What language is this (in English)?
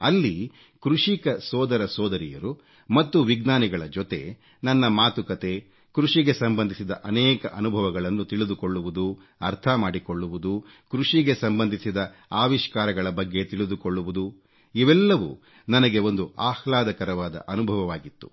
Kannada